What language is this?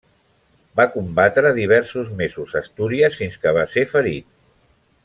Catalan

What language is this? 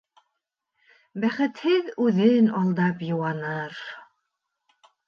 Bashkir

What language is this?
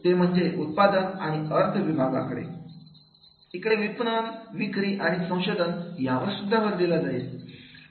Marathi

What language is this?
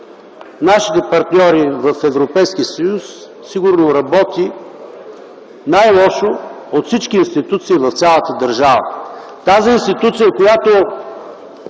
Bulgarian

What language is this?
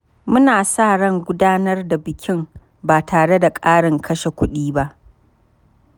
Hausa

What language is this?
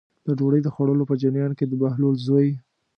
Pashto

